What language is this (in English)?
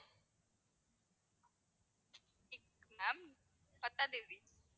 Tamil